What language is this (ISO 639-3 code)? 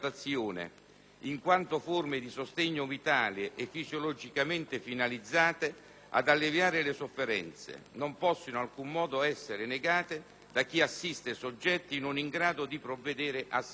ita